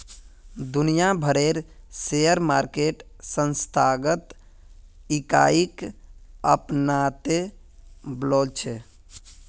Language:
Magahi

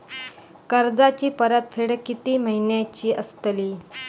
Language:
Marathi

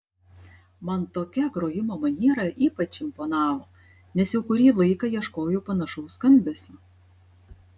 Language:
Lithuanian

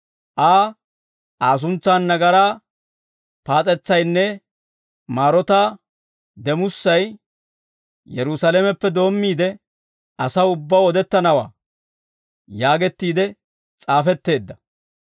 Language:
Dawro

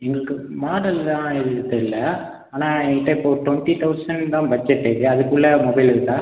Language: Tamil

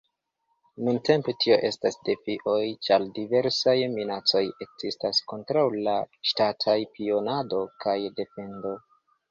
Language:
Esperanto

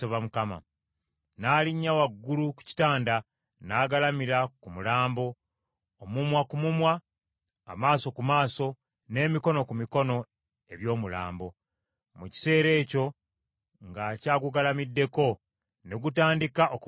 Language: Ganda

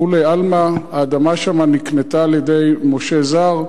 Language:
Hebrew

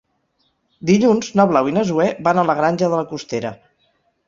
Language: Catalan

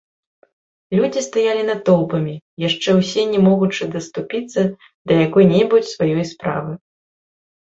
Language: Belarusian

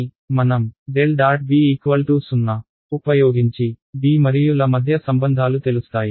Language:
Telugu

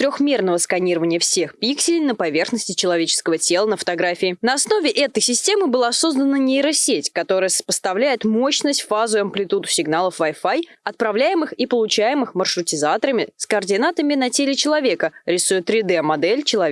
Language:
Russian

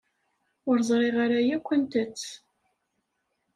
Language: Kabyle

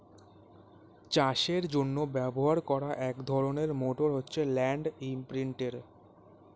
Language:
Bangla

